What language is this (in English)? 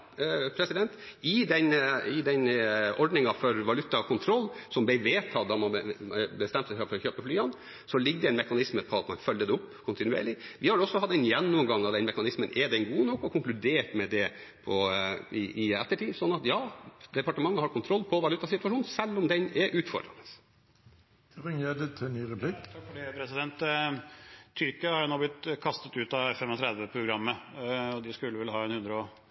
Norwegian Bokmål